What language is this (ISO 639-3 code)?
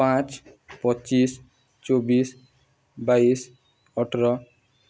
ori